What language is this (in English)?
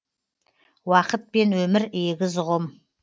Kazakh